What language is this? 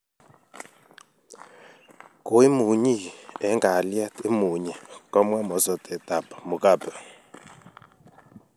Kalenjin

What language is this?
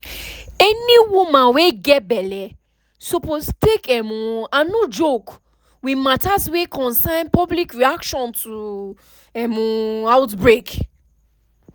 Nigerian Pidgin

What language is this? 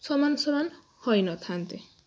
Odia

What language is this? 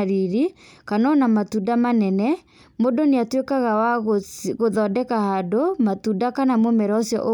Kikuyu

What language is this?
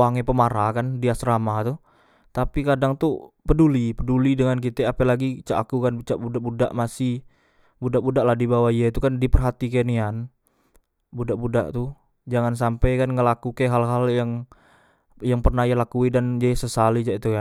Musi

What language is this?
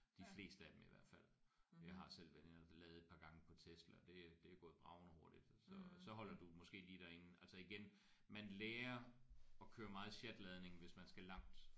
Danish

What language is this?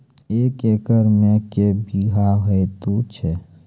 Maithili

